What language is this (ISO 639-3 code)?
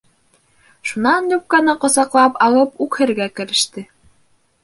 bak